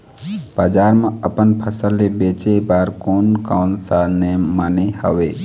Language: Chhattisgarhi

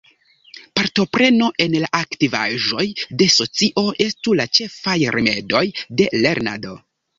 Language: Esperanto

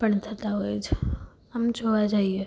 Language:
Gujarati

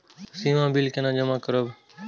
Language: Maithili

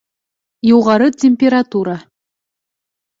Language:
Bashkir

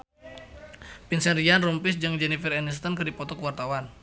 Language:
Sundanese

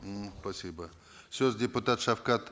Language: Kazakh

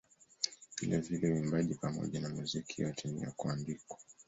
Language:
Swahili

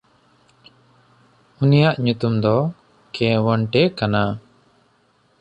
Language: Santali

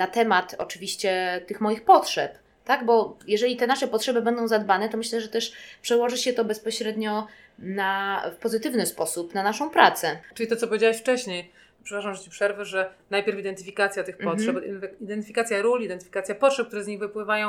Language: Polish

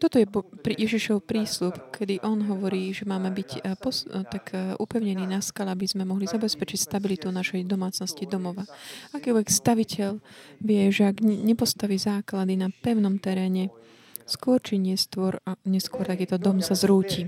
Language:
Slovak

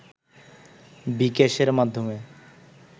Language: Bangla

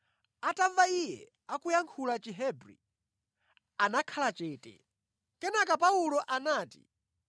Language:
Nyanja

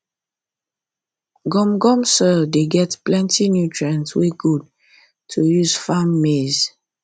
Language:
Nigerian Pidgin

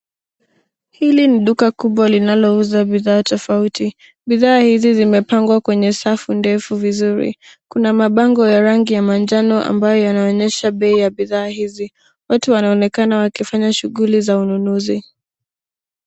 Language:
Swahili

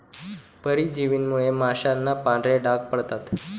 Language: Marathi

